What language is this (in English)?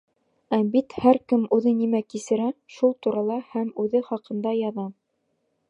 Bashkir